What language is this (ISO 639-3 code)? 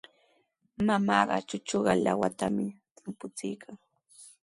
qws